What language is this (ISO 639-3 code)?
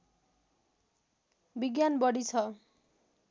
nep